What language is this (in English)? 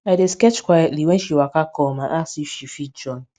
Nigerian Pidgin